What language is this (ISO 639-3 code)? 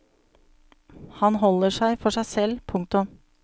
nor